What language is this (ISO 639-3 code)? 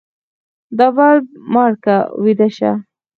pus